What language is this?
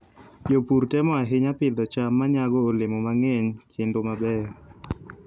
Luo (Kenya and Tanzania)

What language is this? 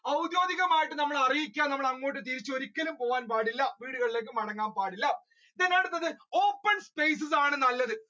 Malayalam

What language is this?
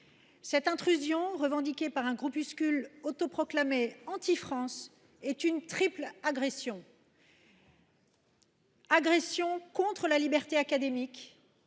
French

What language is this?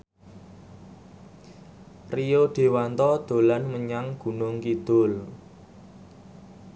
Javanese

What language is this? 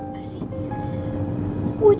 Indonesian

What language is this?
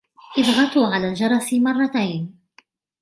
Arabic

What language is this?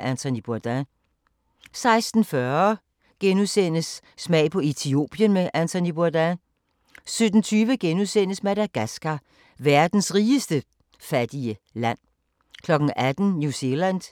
Danish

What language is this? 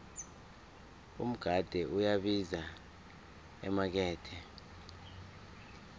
South Ndebele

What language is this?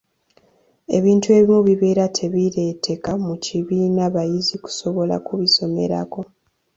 Ganda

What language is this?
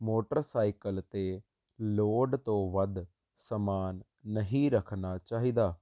Punjabi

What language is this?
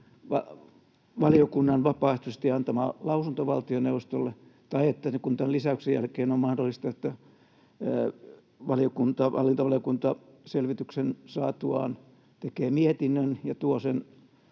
Finnish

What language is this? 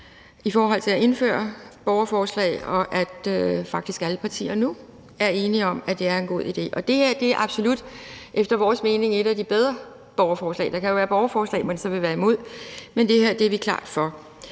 Danish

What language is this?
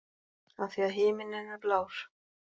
Icelandic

